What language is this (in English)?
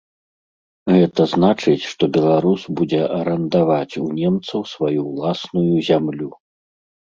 Belarusian